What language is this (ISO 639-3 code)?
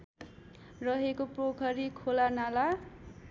nep